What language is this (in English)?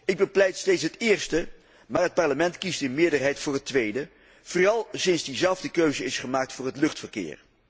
Dutch